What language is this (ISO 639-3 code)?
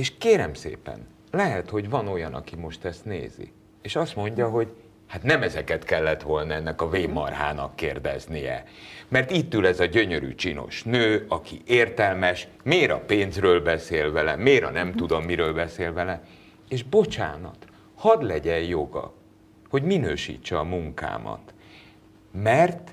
hun